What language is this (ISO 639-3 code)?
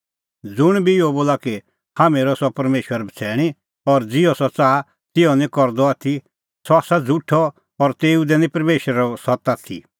kfx